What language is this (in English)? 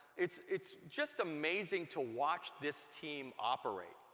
English